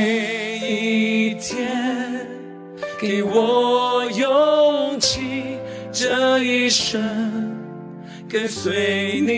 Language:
Chinese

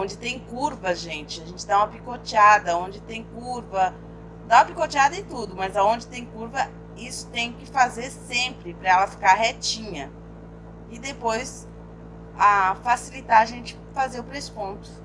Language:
Portuguese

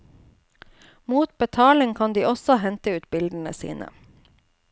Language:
Norwegian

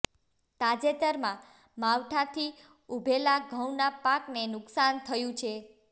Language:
Gujarati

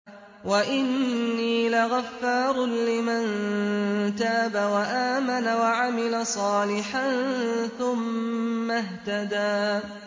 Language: Arabic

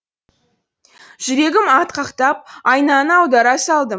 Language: Kazakh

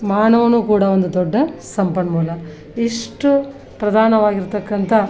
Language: Kannada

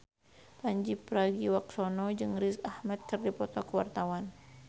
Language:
Sundanese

